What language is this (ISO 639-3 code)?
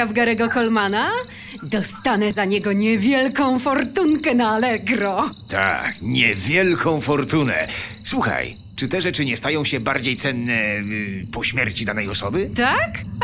pol